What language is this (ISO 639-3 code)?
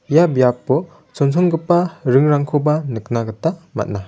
grt